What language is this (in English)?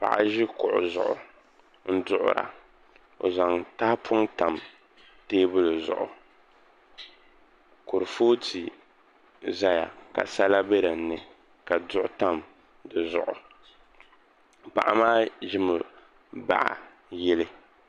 Dagbani